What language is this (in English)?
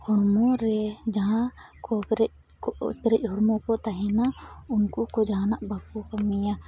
Santali